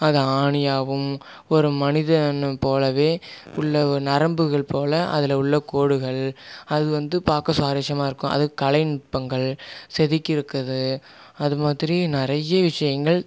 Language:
Tamil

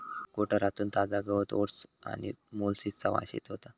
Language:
Marathi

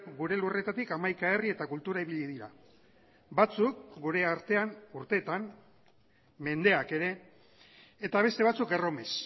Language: Basque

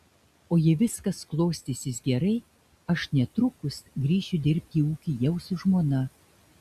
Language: Lithuanian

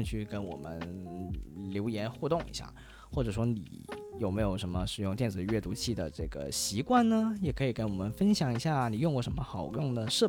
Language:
Chinese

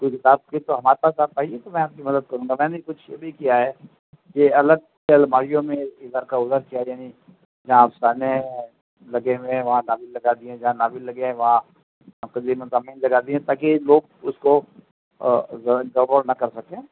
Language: Urdu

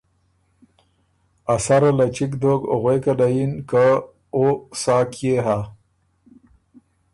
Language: Ormuri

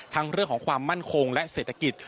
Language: Thai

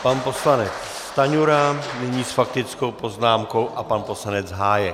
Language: Czech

